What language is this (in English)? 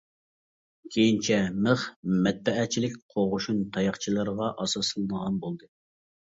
Uyghur